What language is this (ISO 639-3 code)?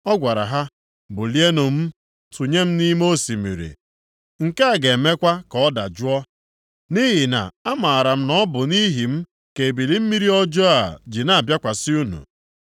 ibo